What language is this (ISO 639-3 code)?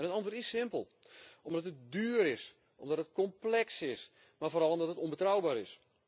nld